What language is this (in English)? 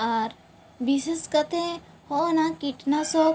Santali